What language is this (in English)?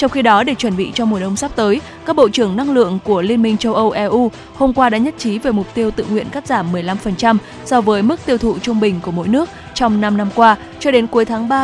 Vietnamese